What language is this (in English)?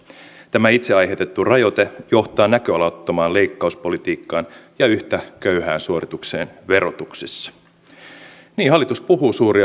Finnish